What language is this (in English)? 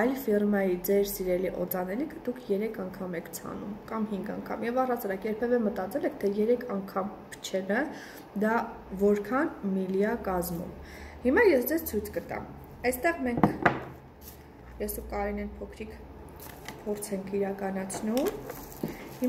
Turkish